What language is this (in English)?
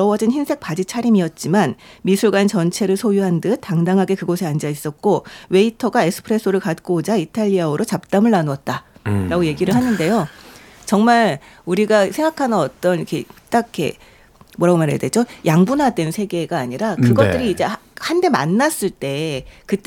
Korean